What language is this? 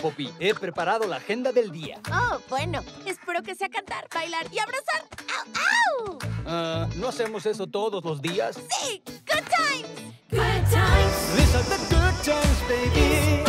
Spanish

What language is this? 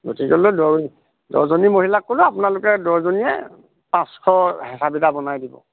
Assamese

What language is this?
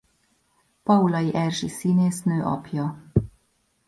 Hungarian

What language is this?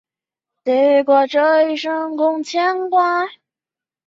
Chinese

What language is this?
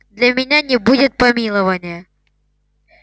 Russian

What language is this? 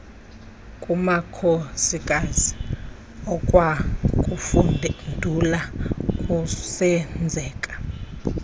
Xhosa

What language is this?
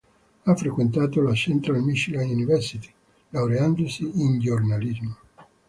Italian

